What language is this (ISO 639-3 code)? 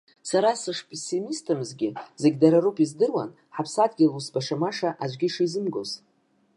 abk